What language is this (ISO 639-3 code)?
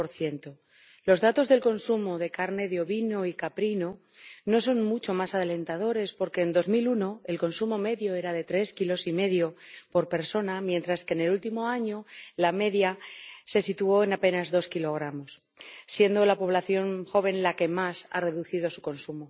spa